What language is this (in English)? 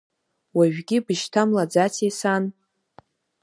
Abkhazian